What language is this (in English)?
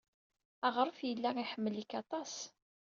Kabyle